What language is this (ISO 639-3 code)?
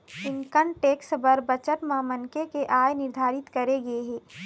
hne